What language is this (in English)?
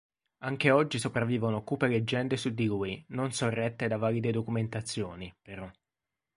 Italian